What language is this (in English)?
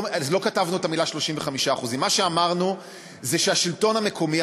Hebrew